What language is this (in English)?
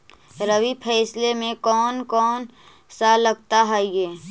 Magahi